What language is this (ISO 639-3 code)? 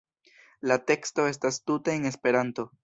epo